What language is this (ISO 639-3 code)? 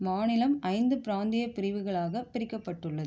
tam